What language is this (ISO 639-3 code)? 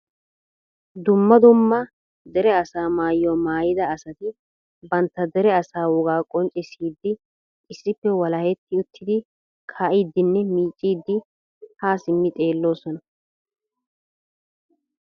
wal